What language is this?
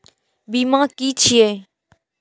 Maithili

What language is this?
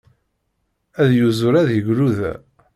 Kabyle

